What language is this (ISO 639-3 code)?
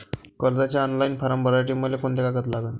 mar